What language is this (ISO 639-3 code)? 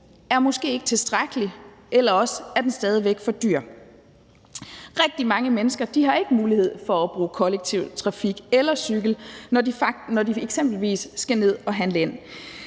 dan